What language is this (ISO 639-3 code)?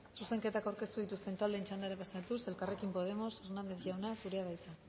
eus